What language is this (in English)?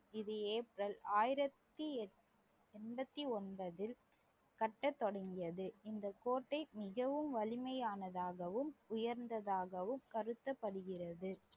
Tamil